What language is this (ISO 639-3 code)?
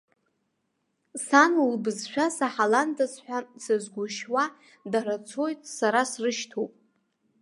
abk